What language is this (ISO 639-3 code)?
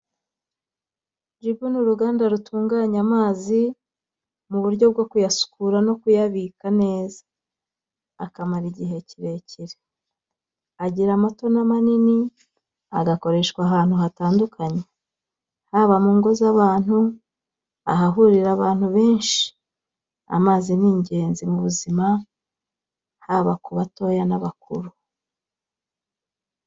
kin